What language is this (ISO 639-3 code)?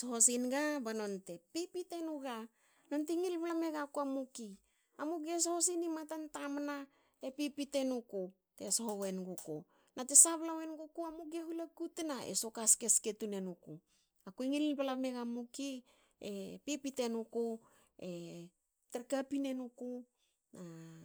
hao